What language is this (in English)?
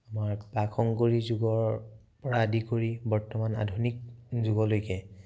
Assamese